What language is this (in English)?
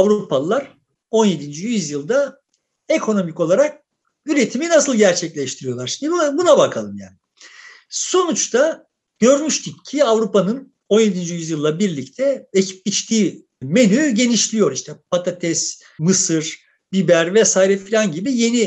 Turkish